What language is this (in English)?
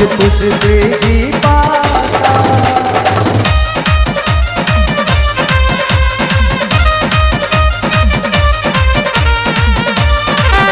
Hindi